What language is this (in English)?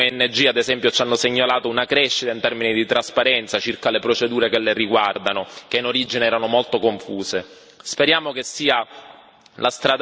Italian